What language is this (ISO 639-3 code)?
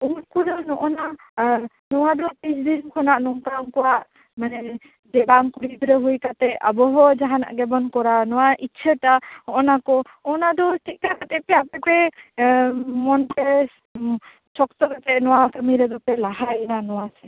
sat